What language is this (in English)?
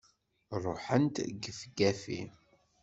Kabyle